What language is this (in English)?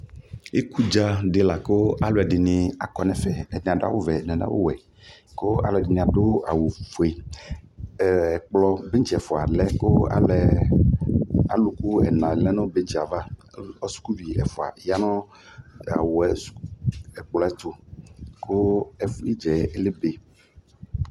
Ikposo